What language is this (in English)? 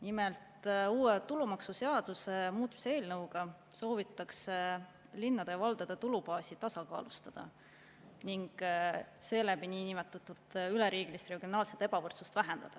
Estonian